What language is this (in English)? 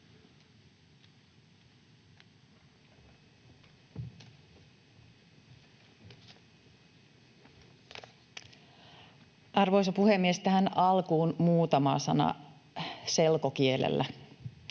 Finnish